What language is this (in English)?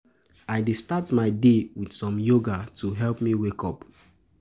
Nigerian Pidgin